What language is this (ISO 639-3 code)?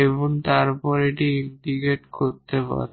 ben